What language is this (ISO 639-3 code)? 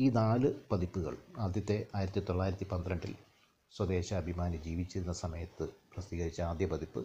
mal